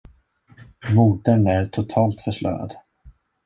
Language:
Swedish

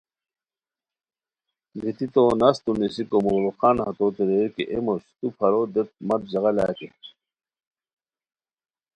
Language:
Khowar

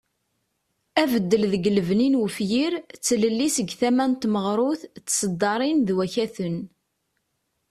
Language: Kabyle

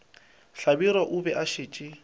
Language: Northern Sotho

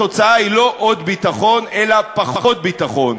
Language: Hebrew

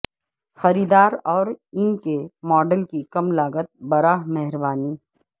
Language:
Urdu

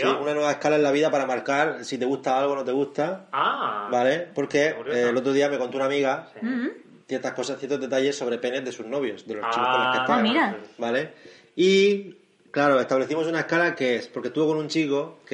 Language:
Spanish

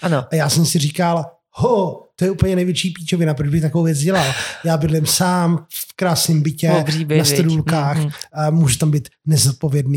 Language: Czech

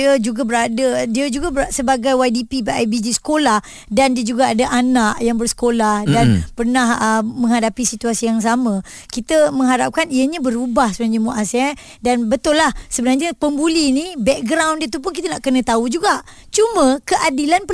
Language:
Malay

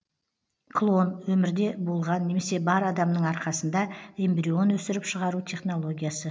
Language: Kazakh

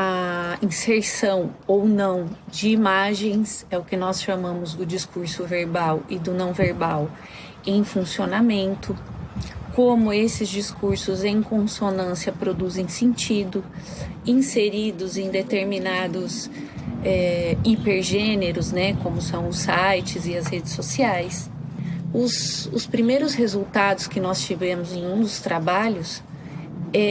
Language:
Portuguese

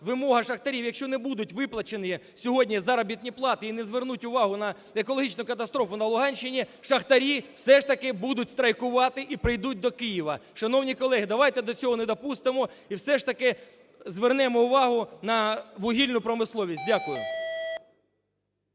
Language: Ukrainian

